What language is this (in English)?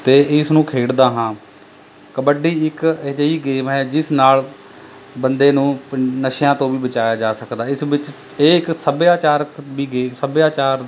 Punjabi